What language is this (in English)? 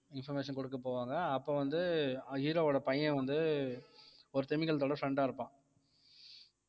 Tamil